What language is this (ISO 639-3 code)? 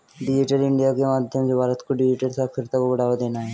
hin